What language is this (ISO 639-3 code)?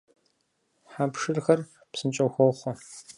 kbd